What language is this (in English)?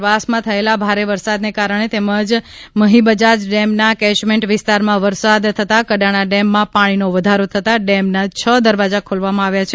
Gujarati